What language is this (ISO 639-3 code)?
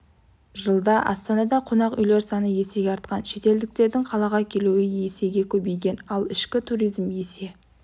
kaz